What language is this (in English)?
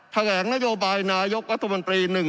Thai